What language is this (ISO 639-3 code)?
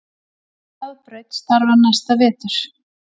isl